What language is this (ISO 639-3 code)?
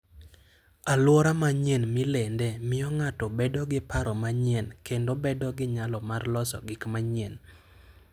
luo